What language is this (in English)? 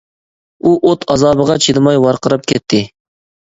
Uyghur